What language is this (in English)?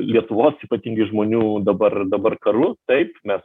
Lithuanian